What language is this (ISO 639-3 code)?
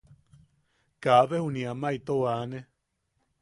yaq